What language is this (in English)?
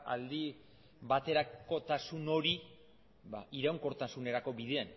Basque